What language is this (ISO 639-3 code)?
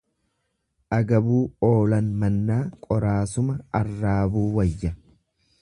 orm